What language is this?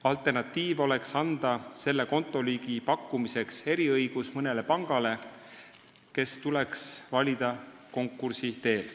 Estonian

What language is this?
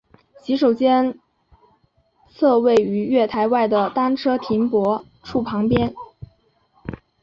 Chinese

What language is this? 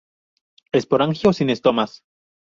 Spanish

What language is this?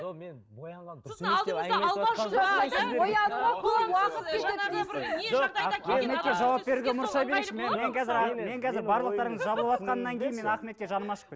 Kazakh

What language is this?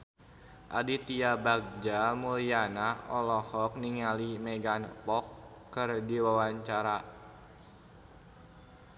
Sundanese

